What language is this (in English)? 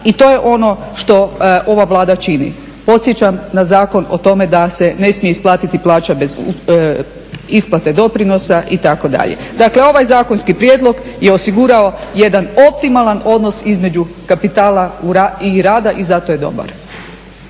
Croatian